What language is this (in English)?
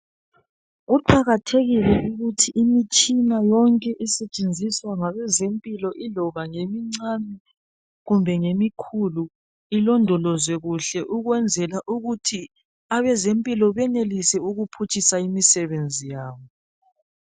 North Ndebele